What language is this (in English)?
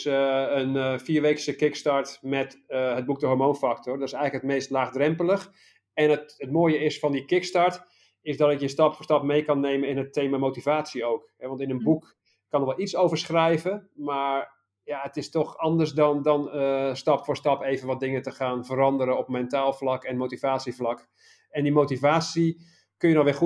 Dutch